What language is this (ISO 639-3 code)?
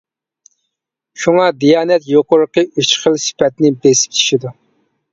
uig